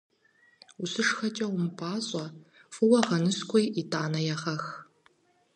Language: Kabardian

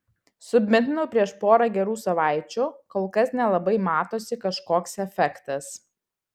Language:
Lithuanian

